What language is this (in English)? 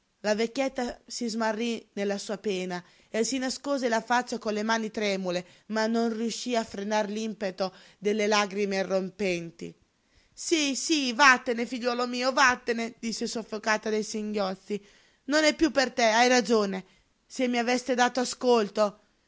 Italian